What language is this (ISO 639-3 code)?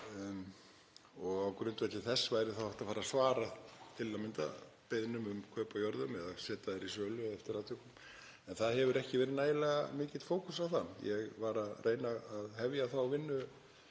isl